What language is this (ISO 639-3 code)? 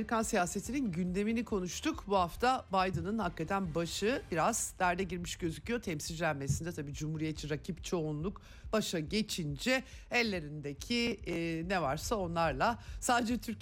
tur